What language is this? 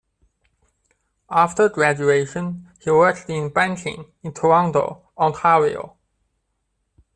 English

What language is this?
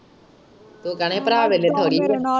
Punjabi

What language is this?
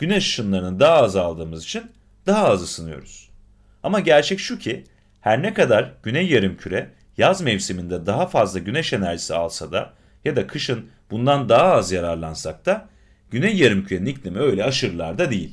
Turkish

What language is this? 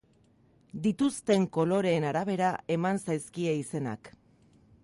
Basque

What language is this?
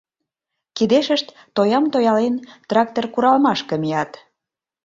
Mari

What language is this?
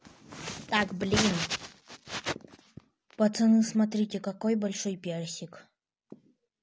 Russian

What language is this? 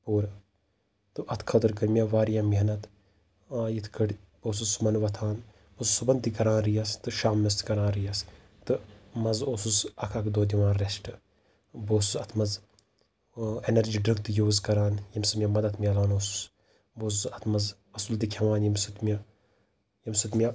Kashmiri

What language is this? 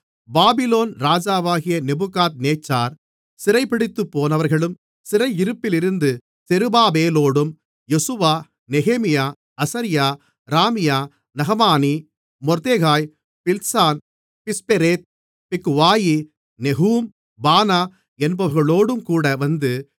Tamil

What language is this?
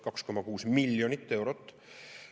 Estonian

